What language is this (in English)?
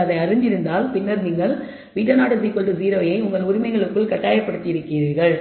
Tamil